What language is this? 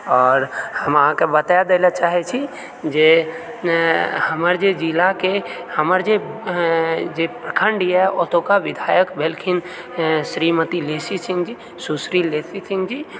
Maithili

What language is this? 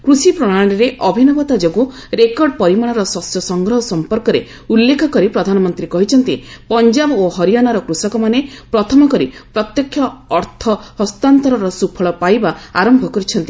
Odia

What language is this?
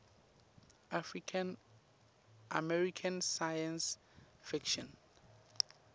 Swati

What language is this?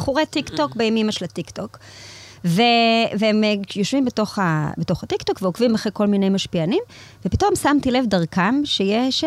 Hebrew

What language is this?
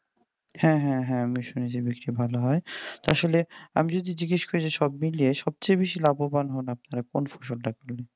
Bangla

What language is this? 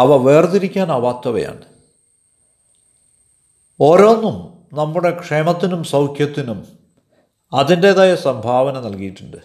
Malayalam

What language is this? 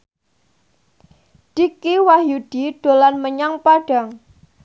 Javanese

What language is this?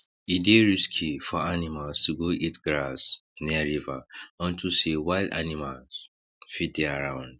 Nigerian Pidgin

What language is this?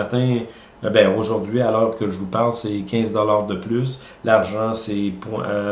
French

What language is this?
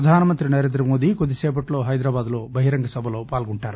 Telugu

